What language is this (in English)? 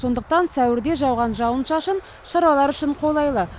Kazakh